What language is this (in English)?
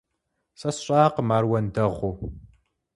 Kabardian